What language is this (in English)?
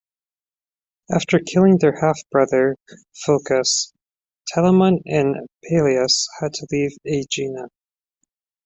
English